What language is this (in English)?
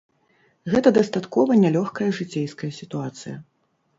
Belarusian